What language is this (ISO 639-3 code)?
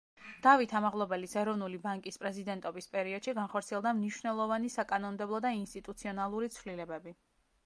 kat